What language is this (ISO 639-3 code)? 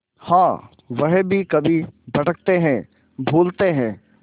hin